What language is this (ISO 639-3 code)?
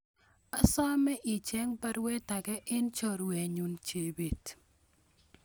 kln